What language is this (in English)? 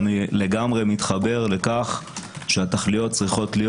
Hebrew